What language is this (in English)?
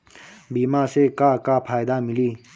Bhojpuri